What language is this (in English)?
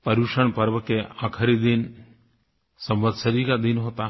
Hindi